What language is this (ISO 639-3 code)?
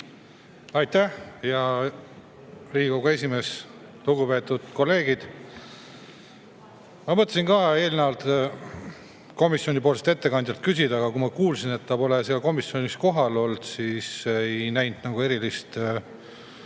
est